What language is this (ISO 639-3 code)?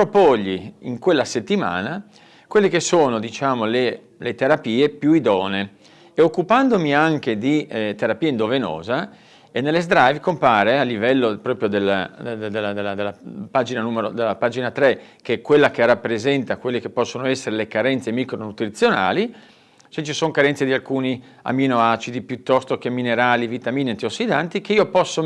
ita